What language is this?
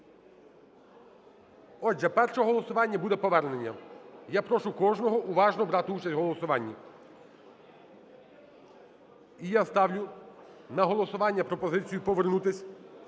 Ukrainian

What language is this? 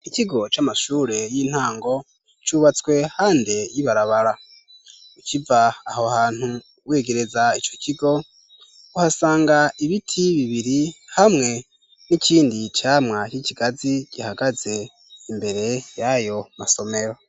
Rundi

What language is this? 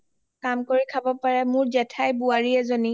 Assamese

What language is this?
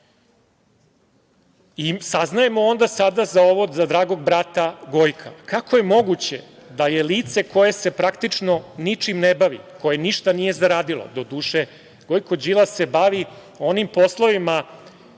Serbian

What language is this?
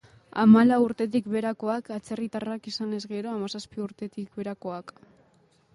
Basque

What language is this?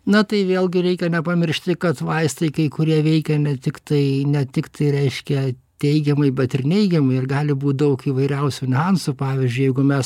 Lithuanian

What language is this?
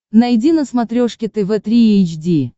Russian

